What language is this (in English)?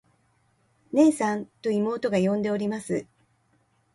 Japanese